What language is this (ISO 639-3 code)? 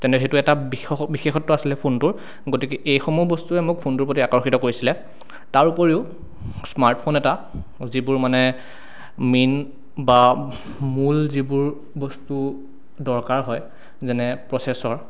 asm